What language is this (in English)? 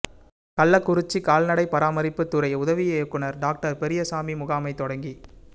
Tamil